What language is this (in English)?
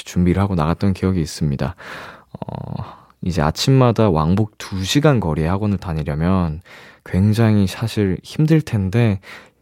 Korean